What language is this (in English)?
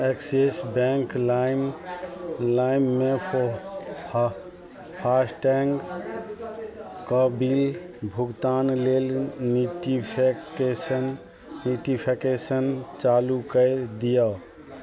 Maithili